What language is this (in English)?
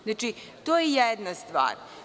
Serbian